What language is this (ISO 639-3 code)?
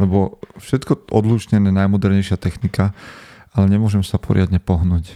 slk